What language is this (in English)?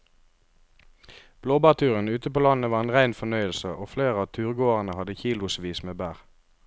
Norwegian